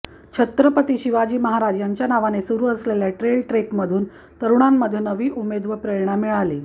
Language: Marathi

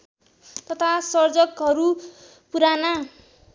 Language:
Nepali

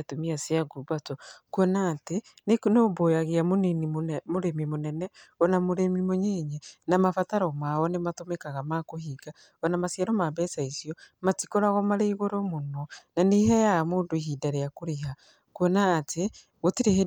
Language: Kikuyu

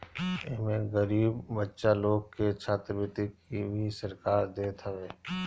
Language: Bhojpuri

